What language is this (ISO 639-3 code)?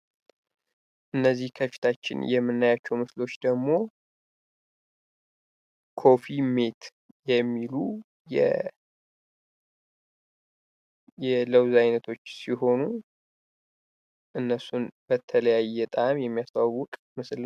amh